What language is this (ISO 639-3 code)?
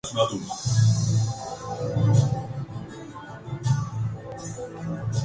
urd